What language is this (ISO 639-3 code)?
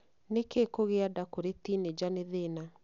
kik